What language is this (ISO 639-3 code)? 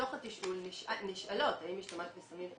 heb